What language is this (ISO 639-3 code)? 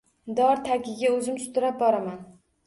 uzb